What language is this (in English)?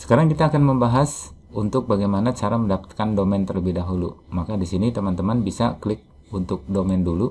Indonesian